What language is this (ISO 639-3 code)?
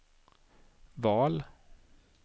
swe